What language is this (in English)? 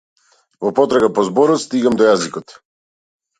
Macedonian